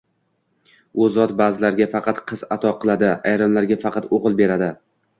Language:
Uzbek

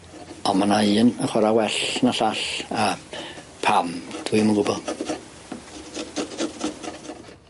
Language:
Welsh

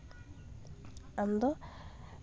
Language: Santali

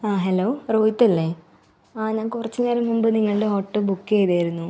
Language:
Malayalam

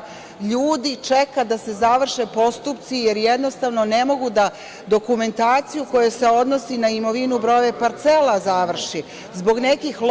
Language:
Serbian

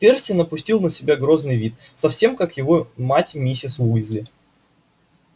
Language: Russian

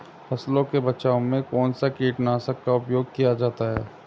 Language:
Hindi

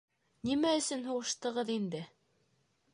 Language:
Bashkir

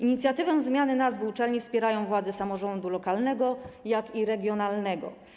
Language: Polish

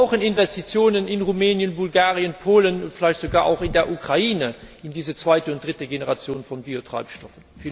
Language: German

